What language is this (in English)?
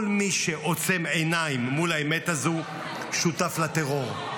Hebrew